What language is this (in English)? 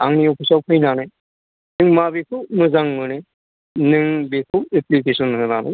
Bodo